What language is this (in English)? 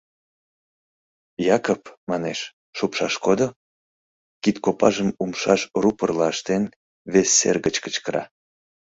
Mari